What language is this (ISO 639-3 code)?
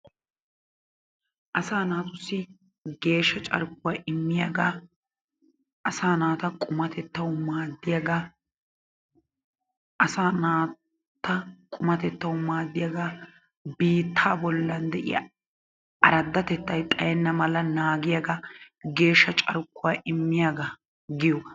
wal